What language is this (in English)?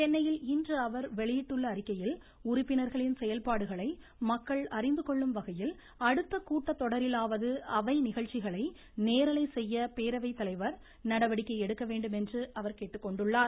Tamil